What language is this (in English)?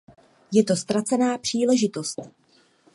Czech